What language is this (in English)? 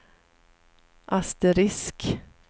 Swedish